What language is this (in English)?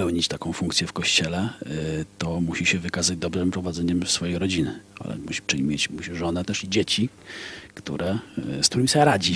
Polish